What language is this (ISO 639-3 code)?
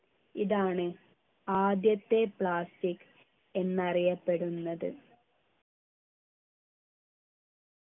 mal